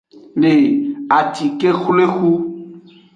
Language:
Aja (Benin)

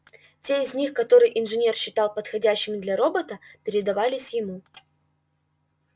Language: Russian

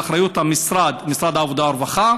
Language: Hebrew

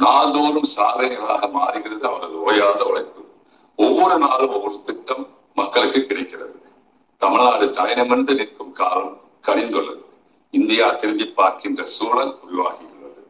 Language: Tamil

